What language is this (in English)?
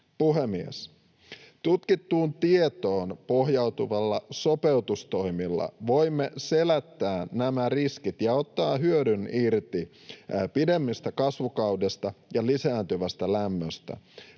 Finnish